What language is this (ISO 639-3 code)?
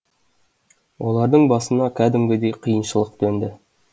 kaz